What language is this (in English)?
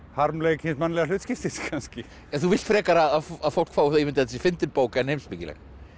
Icelandic